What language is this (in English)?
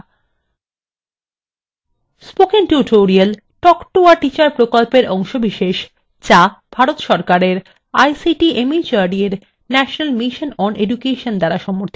Bangla